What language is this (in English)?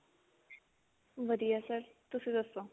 Punjabi